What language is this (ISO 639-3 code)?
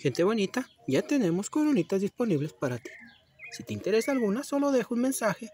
spa